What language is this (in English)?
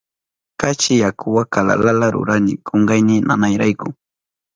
Southern Pastaza Quechua